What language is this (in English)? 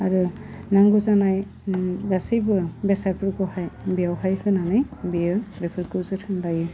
Bodo